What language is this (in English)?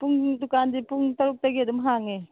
Manipuri